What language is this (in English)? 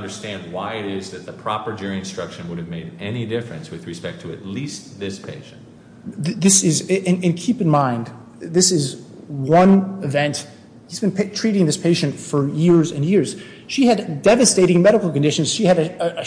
English